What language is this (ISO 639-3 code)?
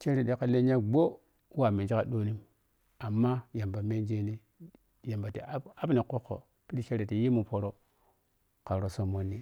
piy